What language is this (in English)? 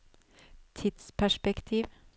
Norwegian